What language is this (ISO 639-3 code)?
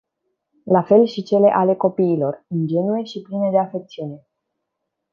ron